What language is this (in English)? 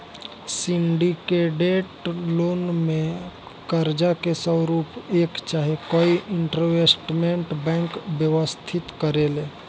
Bhojpuri